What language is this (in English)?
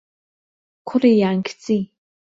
Central Kurdish